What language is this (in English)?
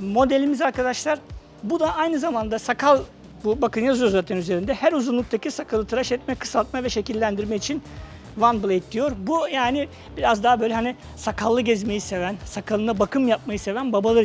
Turkish